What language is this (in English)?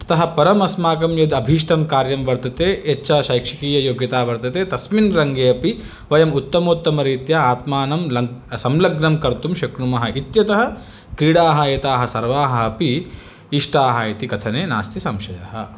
Sanskrit